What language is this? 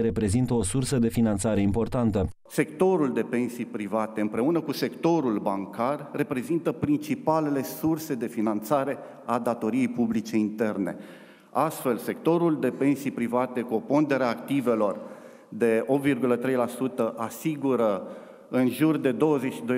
Romanian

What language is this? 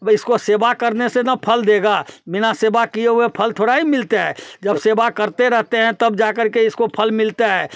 Hindi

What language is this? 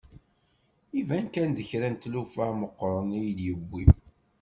Kabyle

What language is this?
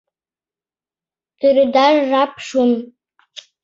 Mari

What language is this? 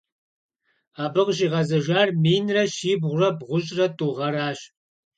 Kabardian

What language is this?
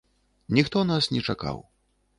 Belarusian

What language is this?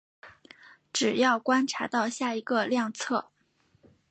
Chinese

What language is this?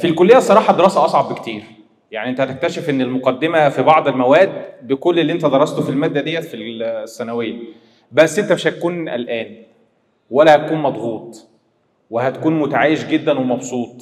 Arabic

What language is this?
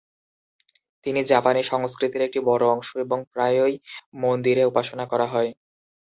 Bangla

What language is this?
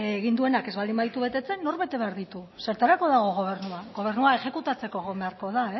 Basque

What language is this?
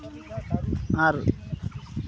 Santali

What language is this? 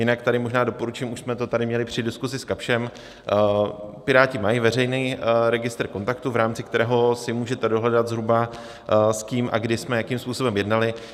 Czech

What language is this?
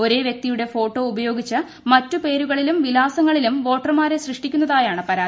Malayalam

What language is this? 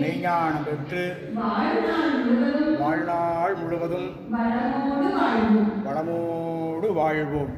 Tamil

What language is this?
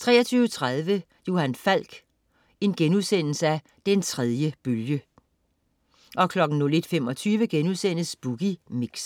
Danish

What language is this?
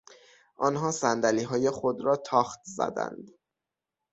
Persian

